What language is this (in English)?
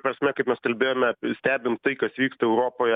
Lithuanian